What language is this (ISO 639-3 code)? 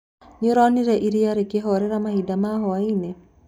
kik